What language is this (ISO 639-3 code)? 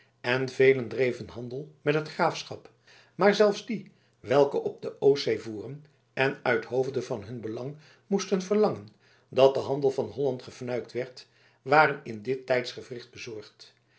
nld